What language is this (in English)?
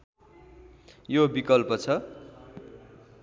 Nepali